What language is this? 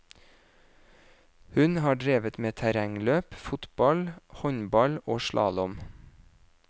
Norwegian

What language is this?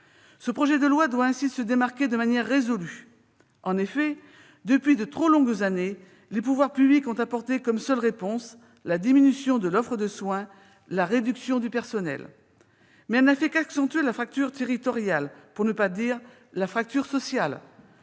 French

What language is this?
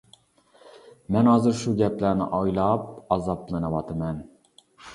Uyghur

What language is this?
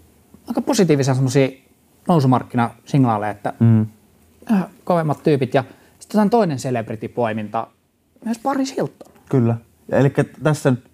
Finnish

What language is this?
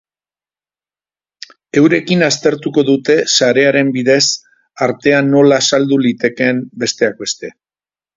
Basque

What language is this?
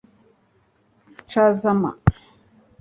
Kinyarwanda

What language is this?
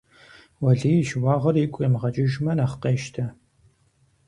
Kabardian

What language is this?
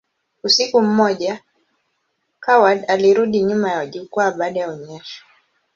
Swahili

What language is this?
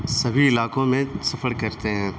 Urdu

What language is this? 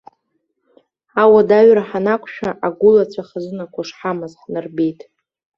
Abkhazian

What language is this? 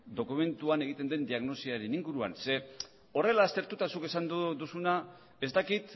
Basque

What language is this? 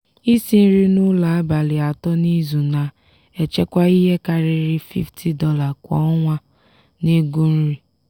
Igbo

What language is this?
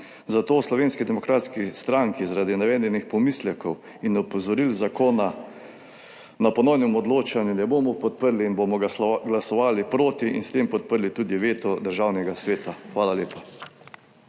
Slovenian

